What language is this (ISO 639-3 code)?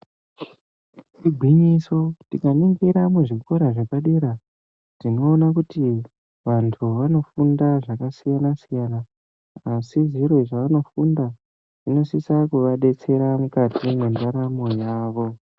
ndc